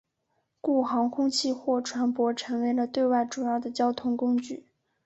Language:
Chinese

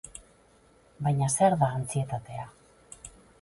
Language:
Basque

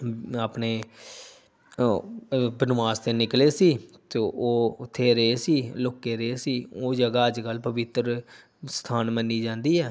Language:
Punjabi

